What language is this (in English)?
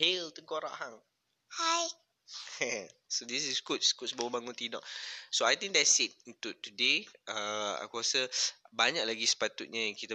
Malay